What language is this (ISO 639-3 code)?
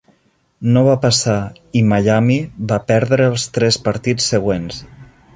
cat